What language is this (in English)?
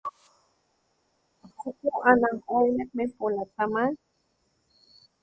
Papantla Totonac